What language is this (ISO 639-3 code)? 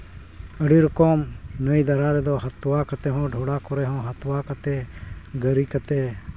sat